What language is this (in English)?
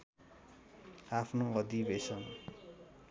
Nepali